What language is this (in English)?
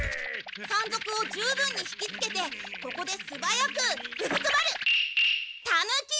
Japanese